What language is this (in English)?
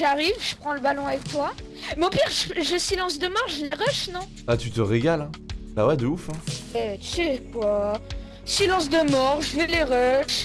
French